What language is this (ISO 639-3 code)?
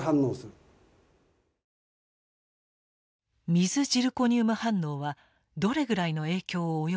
jpn